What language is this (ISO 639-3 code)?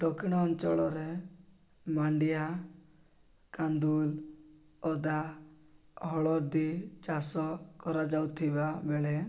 ori